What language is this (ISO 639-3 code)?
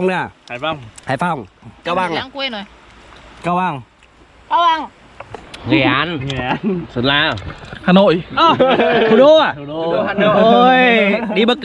vie